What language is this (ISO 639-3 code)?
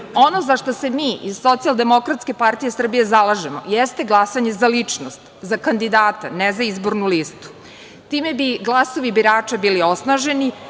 srp